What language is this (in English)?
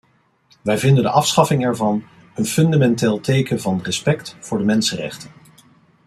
Dutch